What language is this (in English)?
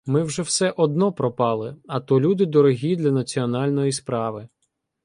Ukrainian